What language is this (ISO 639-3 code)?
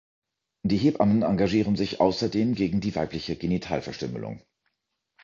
deu